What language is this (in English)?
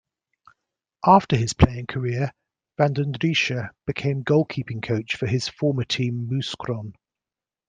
English